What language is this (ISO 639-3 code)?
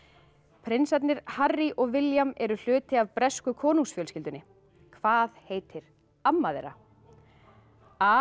isl